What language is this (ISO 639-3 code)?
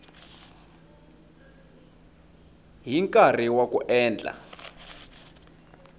tso